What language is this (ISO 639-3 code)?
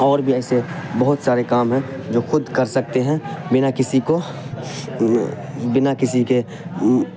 urd